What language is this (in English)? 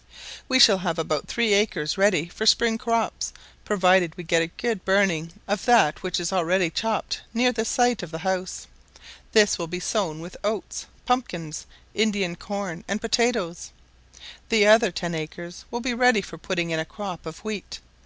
English